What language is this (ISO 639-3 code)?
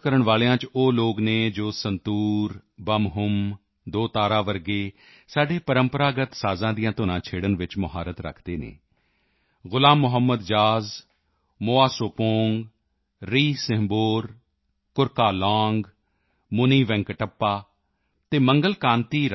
pan